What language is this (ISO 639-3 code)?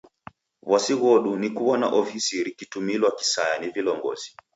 dav